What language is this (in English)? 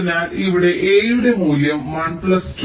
Malayalam